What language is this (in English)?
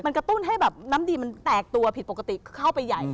Thai